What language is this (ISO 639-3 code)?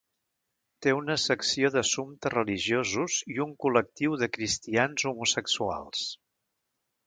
cat